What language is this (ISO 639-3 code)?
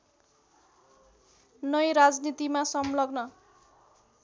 nep